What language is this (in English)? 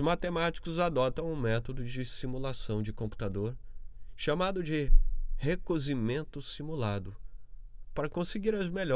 Portuguese